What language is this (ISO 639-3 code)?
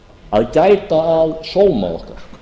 isl